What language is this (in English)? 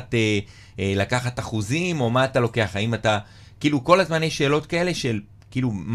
Hebrew